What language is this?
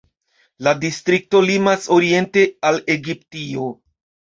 Esperanto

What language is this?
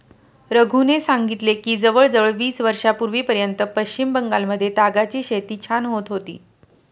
Marathi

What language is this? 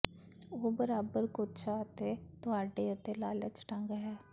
Punjabi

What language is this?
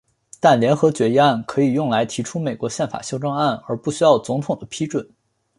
Chinese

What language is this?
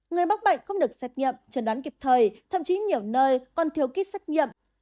Vietnamese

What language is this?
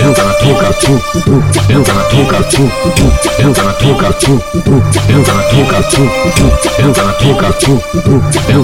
Portuguese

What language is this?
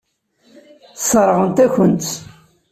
Kabyle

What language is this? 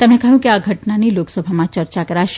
Gujarati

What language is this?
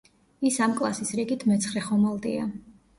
Georgian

